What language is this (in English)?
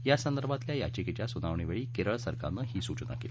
Marathi